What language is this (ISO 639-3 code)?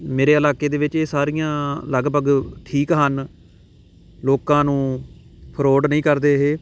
pan